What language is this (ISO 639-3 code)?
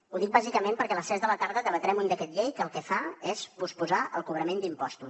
cat